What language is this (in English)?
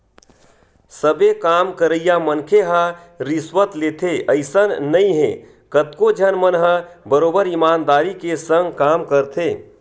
Chhattisgarhi